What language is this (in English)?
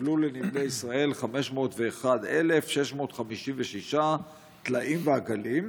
Hebrew